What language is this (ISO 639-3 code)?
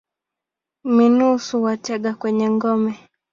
swa